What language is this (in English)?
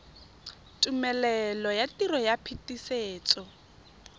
Tswana